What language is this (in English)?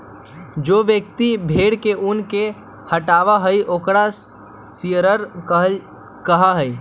Magahi